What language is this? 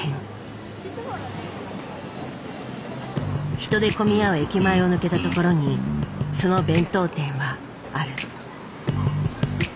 Japanese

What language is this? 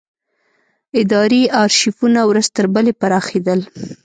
Pashto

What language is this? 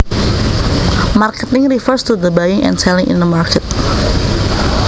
Javanese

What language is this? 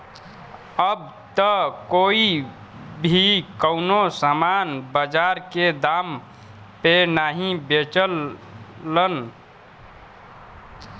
Bhojpuri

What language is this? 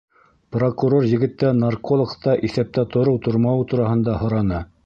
Bashkir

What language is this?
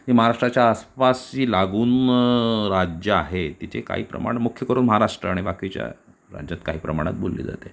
Marathi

